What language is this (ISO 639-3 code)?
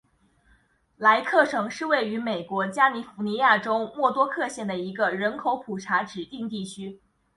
zho